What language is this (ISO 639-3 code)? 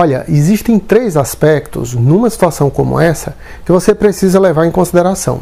por